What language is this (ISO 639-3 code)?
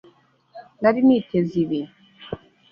kin